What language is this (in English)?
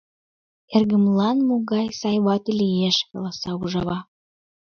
Mari